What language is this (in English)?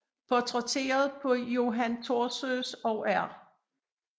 Danish